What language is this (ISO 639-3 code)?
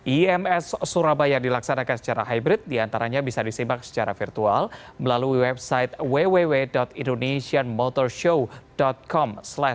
ind